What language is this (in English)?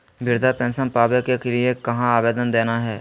Magahi